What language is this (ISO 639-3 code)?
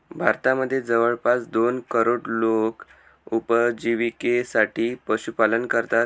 mar